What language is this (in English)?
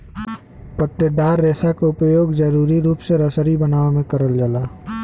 Bhojpuri